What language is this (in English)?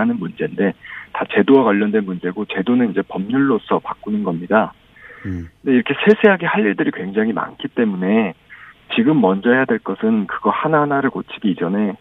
Korean